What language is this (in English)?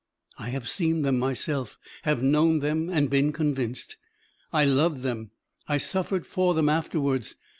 English